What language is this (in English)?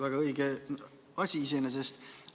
Estonian